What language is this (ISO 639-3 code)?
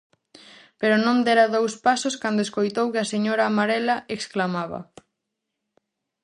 glg